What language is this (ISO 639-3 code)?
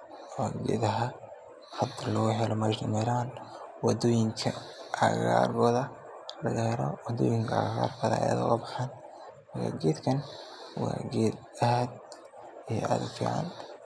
som